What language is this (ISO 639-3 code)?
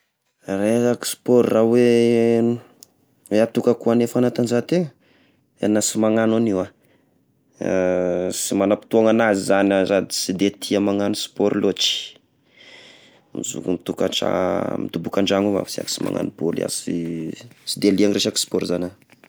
tkg